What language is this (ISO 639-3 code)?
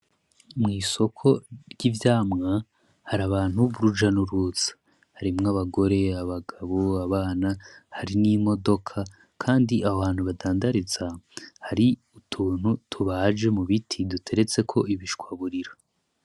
run